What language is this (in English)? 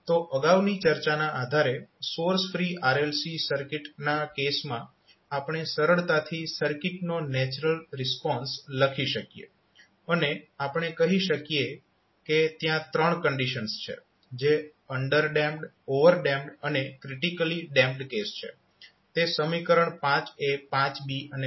Gujarati